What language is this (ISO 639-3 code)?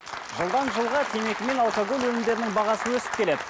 kaz